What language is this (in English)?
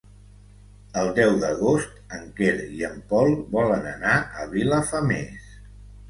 Catalan